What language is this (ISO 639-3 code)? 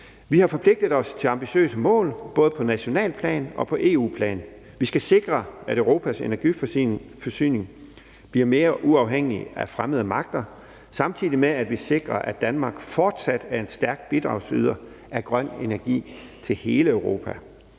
dan